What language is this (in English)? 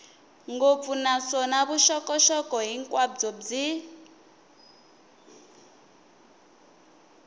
Tsonga